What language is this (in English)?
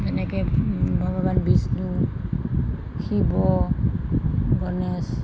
Assamese